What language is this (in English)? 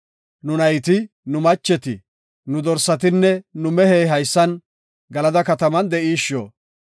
Gofa